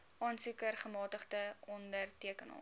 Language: Afrikaans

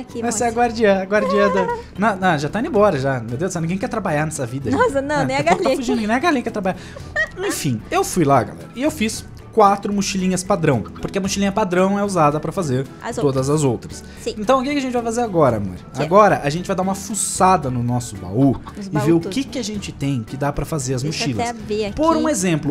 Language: Portuguese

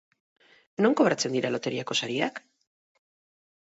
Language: Basque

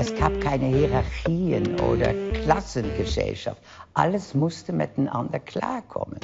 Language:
German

